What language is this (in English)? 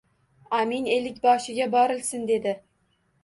Uzbek